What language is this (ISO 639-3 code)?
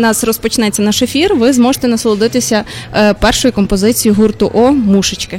ukr